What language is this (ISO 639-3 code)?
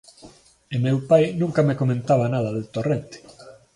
glg